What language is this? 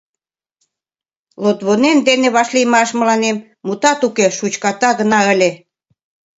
Mari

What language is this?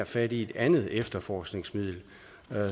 Danish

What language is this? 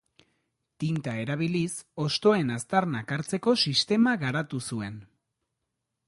Basque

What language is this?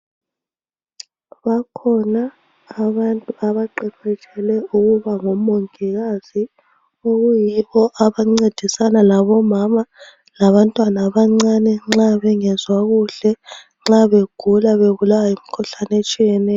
North Ndebele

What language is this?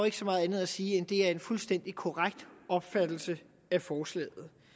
Danish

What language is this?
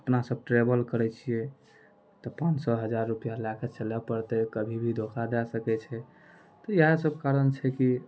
Maithili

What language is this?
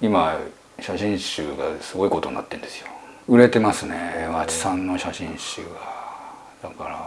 Japanese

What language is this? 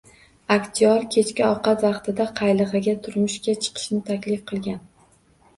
Uzbek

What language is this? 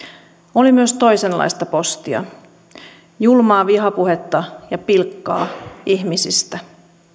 Finnish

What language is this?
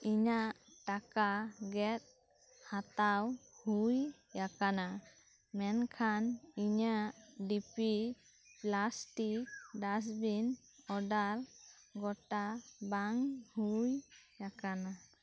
Santali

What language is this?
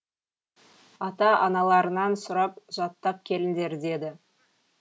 Kazakh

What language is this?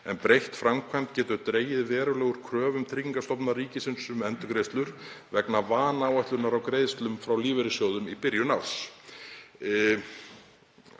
Icelandic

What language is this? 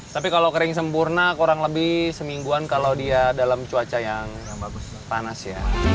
Indonesian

